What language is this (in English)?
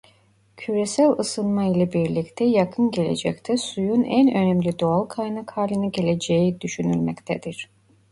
Turkish